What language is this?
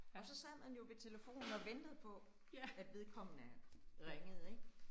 Danish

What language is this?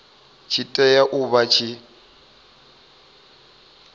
Venda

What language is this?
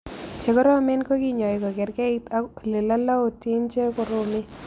Kalenjin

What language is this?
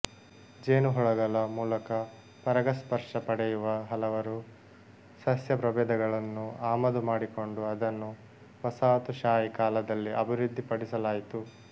Kannada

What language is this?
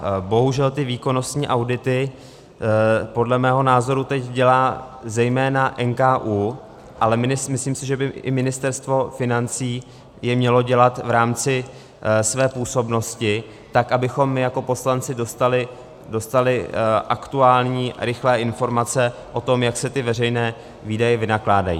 Czech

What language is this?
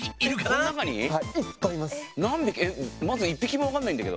Japanese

